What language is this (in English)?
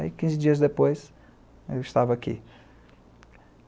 Portuguese